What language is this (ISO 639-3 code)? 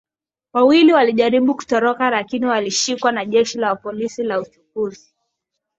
swa